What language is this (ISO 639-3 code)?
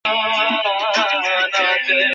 ben